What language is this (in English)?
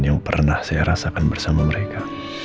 Indonesian